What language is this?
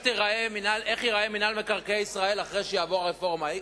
Hebrew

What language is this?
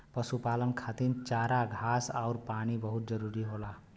Bhojpuri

